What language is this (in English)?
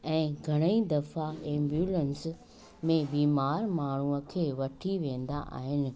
Sindhi